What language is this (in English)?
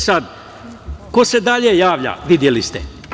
Serbian